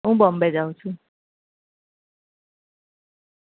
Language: Gujarati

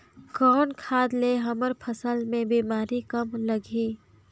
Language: Chhattisgarhi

